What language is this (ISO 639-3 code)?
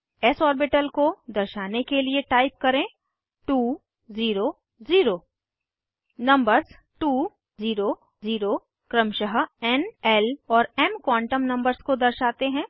hin